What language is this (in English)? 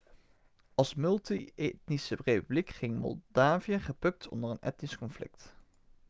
Dutch